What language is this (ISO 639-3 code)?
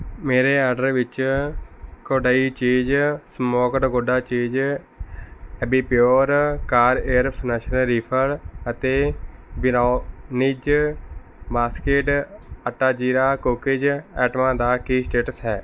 pan